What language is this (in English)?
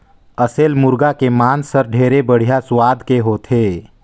Chhattisgarhi